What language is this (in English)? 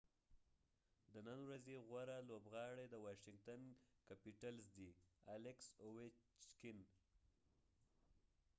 Pashto